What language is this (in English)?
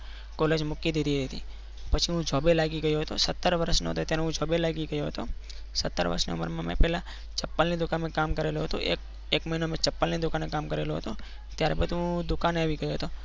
Gujarati